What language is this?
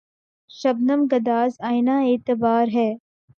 Urdu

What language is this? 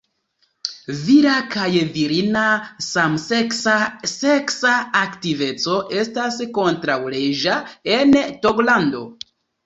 Esperanto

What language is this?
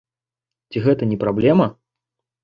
Belarusian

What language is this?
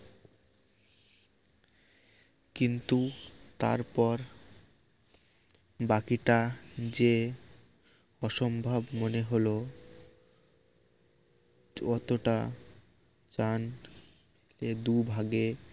Bangla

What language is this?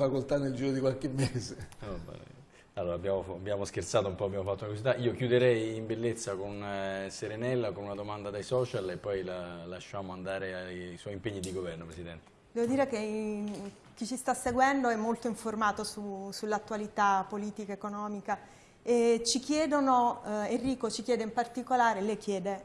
Italian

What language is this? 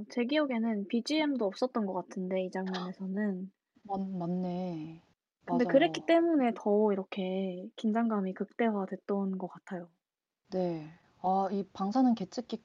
Korean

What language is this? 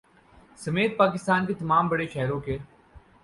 Urdu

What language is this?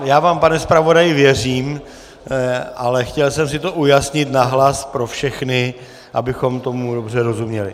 Czech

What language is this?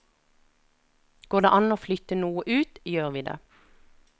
Norwegian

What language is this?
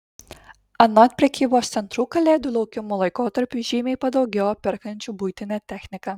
Lithuanian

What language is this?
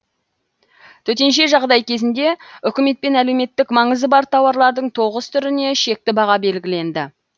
Kazakh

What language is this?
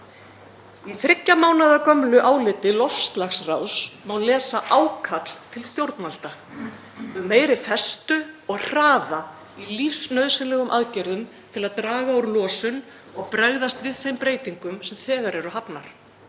Icelandic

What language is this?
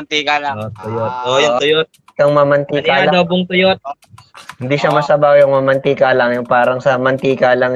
Filipino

